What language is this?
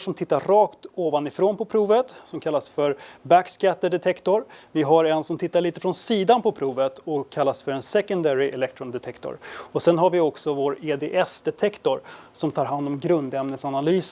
Swedish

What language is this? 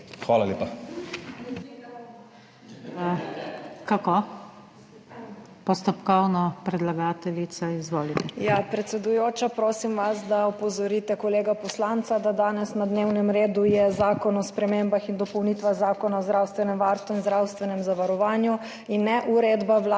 Slovenian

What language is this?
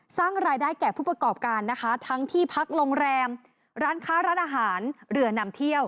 Thai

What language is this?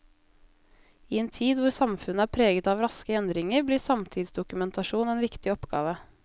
Norwegian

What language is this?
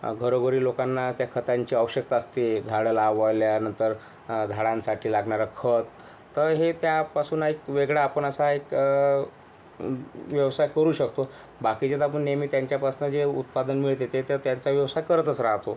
Marathi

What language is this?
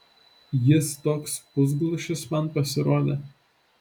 Lithuanian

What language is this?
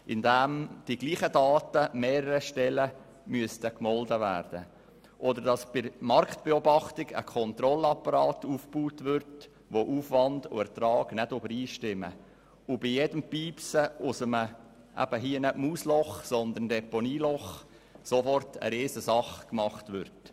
Swiss German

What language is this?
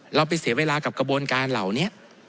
Thai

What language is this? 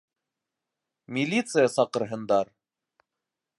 Bashkir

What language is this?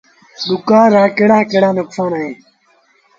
Sindhi Bhil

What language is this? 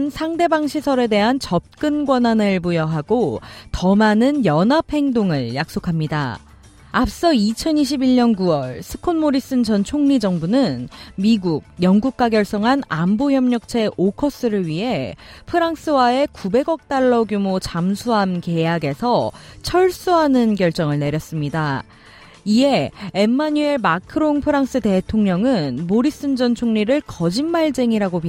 Korean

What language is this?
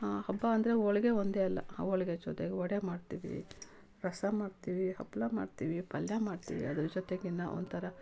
Kannada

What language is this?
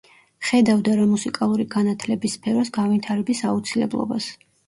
Georgian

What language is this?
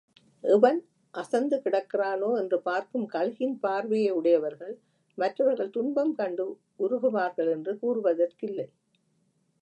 Tamil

